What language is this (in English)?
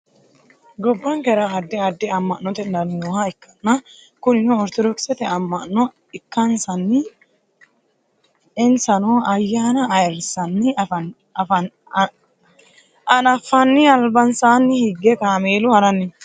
Sidamo